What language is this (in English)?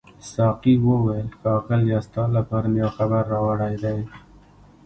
Pashto